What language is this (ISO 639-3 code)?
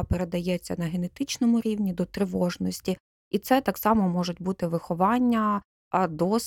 ukr